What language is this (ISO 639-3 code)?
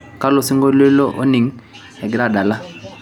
mas